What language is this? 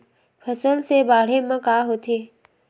Chhattisgarhi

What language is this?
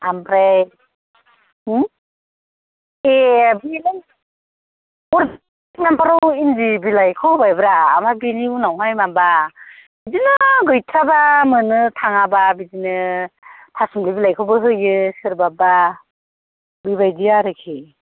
Bodo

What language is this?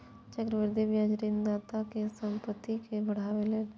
Maithili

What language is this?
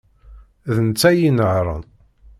Kabyle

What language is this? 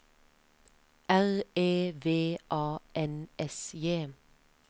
Norwegian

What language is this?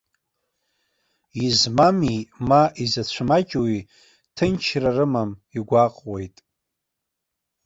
Abkhazian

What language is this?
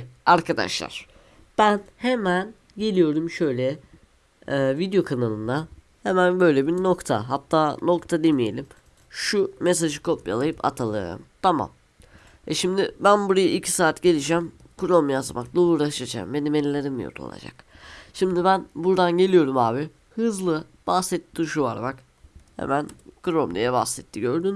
Turkish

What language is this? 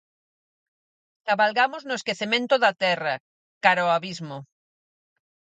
Galician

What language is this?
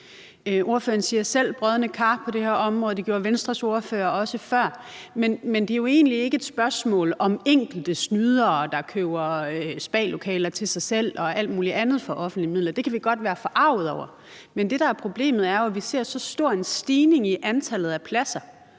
Danish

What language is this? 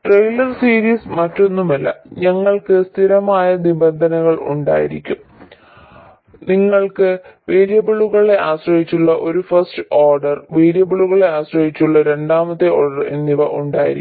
Malayalam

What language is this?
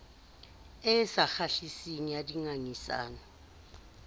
Southern Sotho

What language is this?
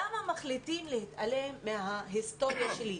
Hebrew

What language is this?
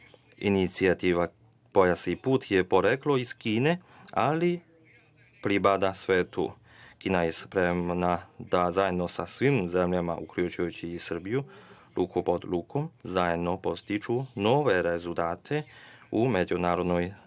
Serbian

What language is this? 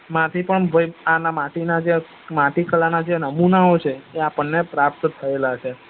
Gujarati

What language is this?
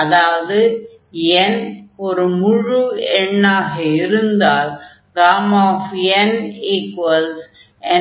Tamil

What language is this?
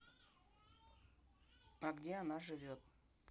Russian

